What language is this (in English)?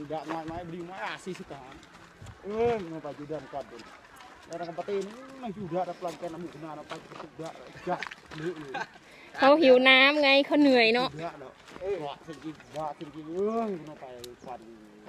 Thai